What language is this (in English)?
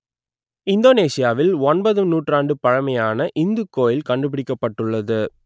Tamil